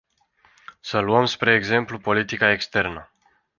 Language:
Romanian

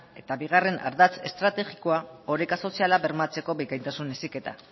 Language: Basque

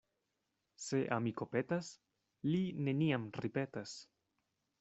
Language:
Esperanto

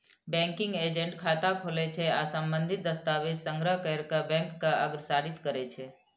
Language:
Maithili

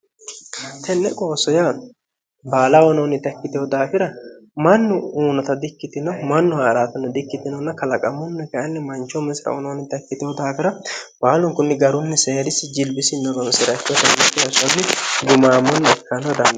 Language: Sidamo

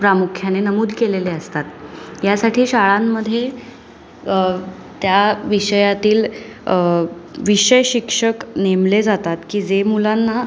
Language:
Marathi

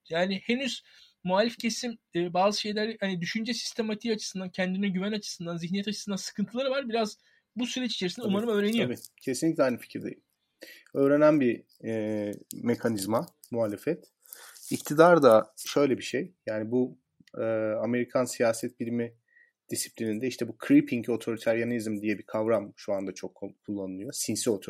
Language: Turkish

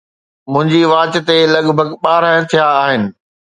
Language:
Sindhi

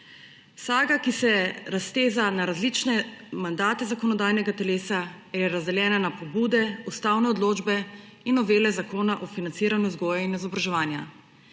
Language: Slovenian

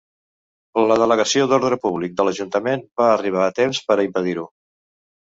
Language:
Catalan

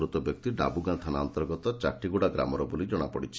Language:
Odia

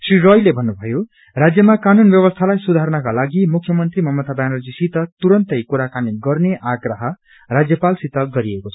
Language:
Nepali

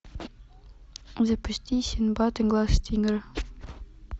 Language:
Russian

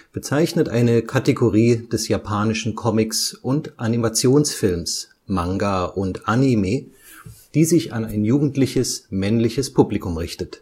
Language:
German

